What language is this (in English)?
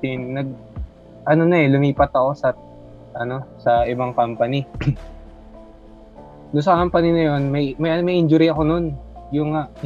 Filipino